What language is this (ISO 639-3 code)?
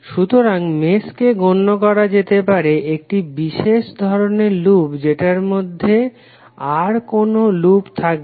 ben